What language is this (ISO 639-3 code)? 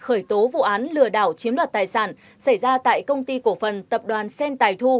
vie